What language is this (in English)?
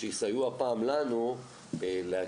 Hebrew